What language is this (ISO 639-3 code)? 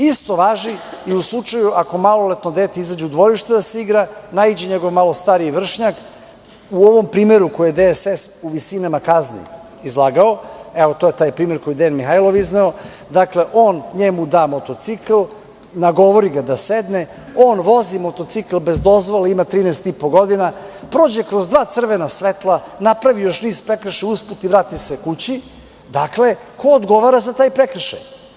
srp